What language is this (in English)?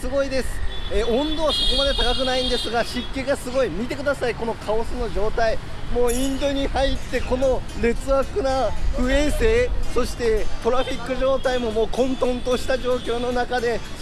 Japanese